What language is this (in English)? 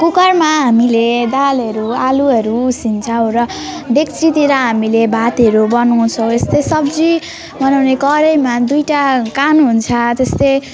Nepali